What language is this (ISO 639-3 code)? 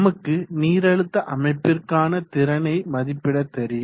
tam